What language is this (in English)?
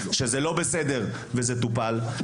Hebrew